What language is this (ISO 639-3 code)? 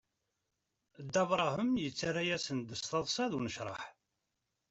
kab